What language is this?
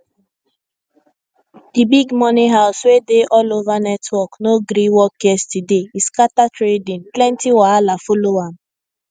Nigerian Pidgin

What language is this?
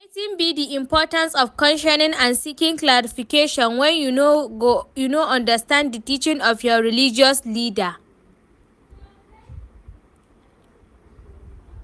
Nigerian Pidgin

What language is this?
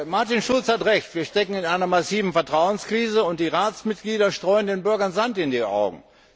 German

